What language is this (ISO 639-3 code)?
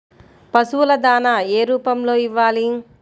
tel